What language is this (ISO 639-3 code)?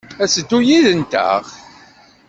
kab